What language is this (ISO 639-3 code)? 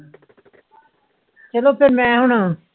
pan